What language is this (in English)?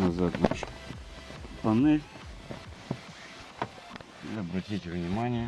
Russian